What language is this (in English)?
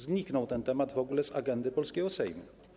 Polish